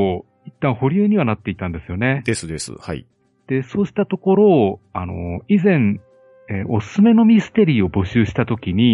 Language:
Japanese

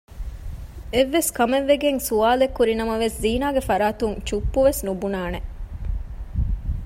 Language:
Divehi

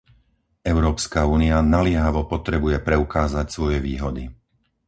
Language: Slovak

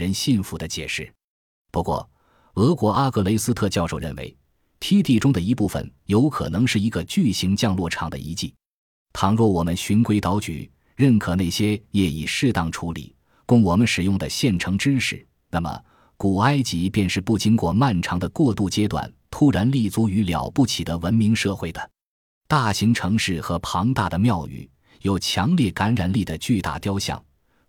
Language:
Chinese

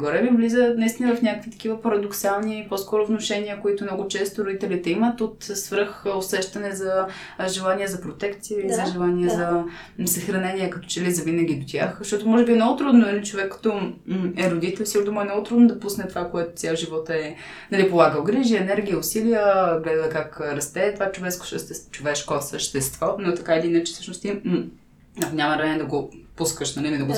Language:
Bulgarian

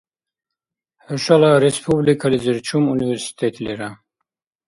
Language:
Dargwa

